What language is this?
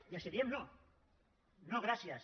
Catalan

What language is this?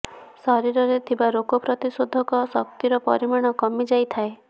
Odia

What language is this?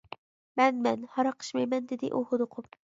Uyghur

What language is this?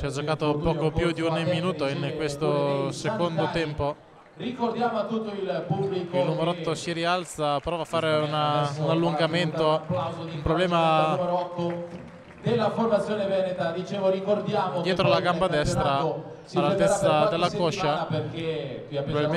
Italian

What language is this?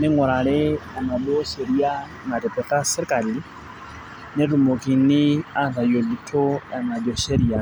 Masai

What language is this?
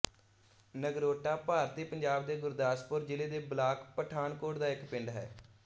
Punjabi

